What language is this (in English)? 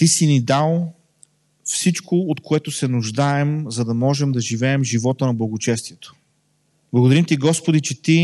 Bulgarian